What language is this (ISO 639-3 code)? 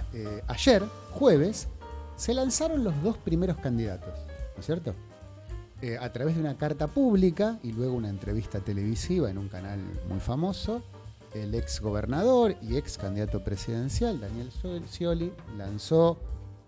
spa